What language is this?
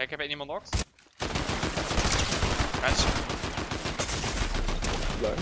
Dutch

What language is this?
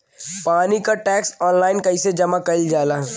Bhojpuri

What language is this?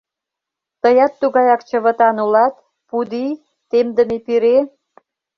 Mari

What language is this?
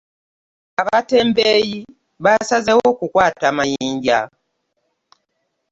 Ganda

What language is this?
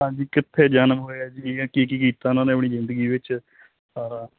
Punjabi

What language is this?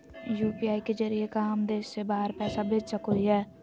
Magahi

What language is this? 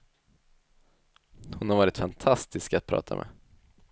Swedish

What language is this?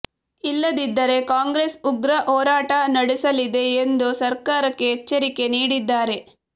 Kannada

